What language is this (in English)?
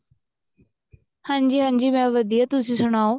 Punjabi